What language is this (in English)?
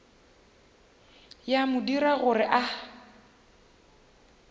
Northern Sotho